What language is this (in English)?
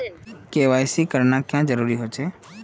Magahi